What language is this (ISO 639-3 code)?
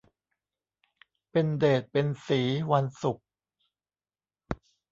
tha